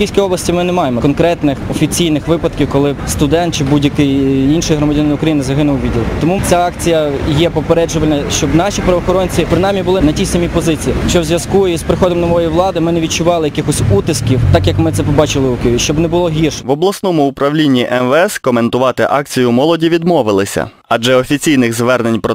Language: Ukrainian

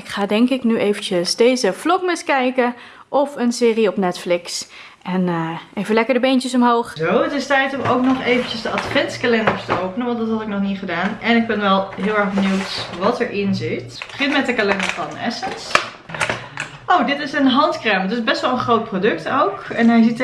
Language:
Dutch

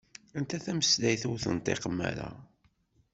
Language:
Kabyle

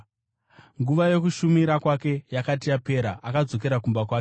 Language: Shona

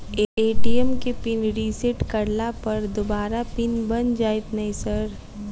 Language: Maithili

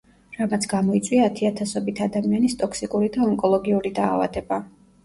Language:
Georgian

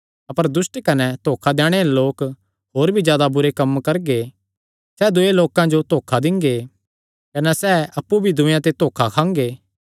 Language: Kangri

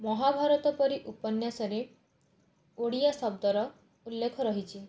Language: Odia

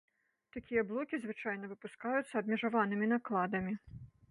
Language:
Belarusian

